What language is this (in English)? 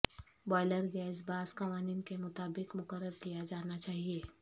Urdu